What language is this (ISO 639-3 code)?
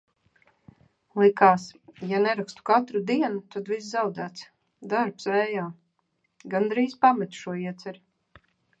lav